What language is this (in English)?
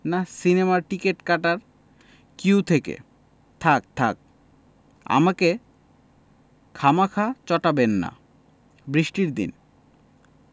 Bangla